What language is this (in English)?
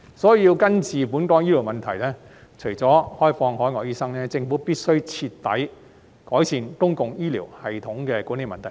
Cantonese